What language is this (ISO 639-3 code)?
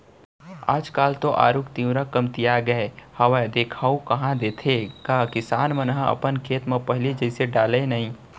hne